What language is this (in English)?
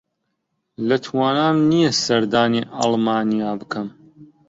Central Kurdish